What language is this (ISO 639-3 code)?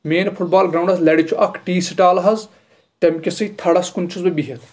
kas